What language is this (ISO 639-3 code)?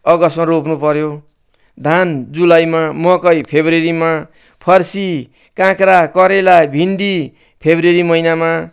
nep